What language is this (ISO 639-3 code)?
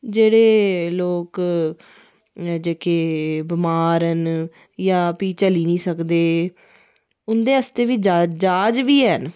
doi